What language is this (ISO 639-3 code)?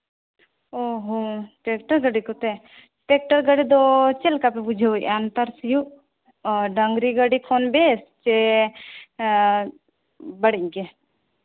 sat